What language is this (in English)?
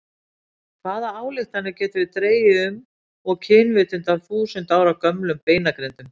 Icelandic